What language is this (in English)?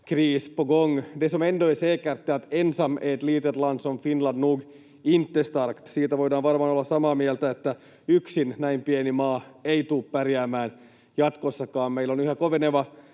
Finnish